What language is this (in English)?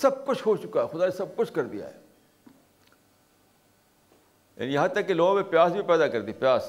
Urdu